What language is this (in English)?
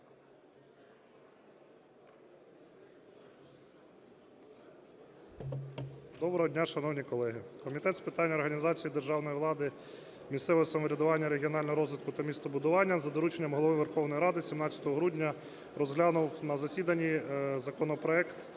Ukrainian